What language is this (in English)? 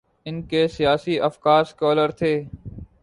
Urdu